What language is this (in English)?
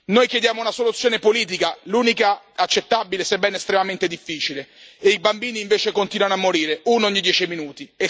Italian